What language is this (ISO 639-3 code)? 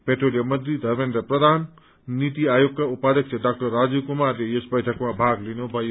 nep